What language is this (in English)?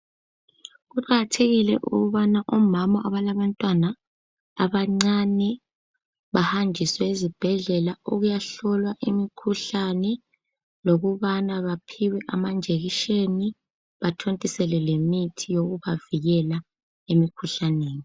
North Ndebele